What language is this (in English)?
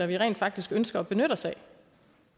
Danish